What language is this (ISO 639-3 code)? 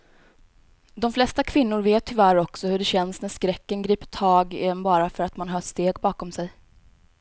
swe